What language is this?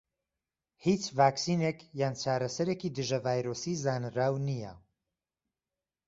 Central Kurdish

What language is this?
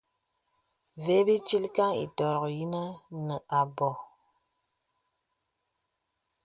Bebele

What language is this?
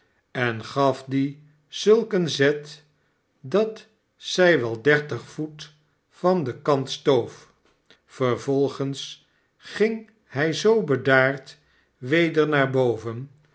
Dutch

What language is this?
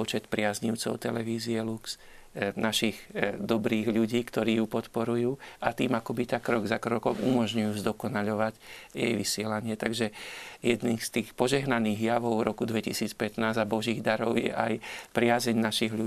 Slovak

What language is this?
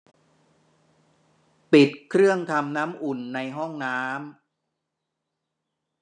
Thai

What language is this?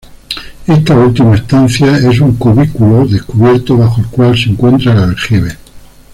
Spanish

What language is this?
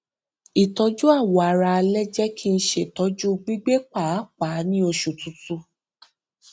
Yoruba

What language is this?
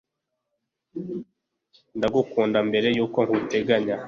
Kinyarwanda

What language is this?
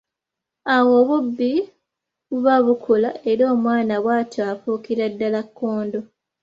Ganda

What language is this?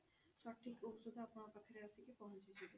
Odia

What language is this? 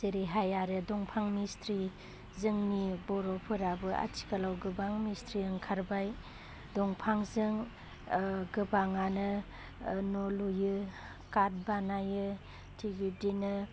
Bodo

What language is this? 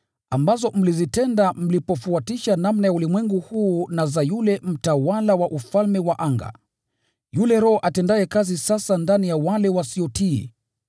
Swahili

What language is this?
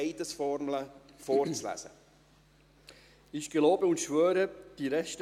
Swiss German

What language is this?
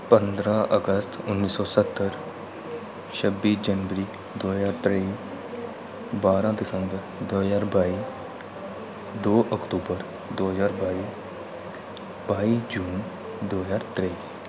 Dogri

